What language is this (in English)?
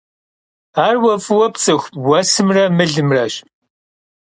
Kabardian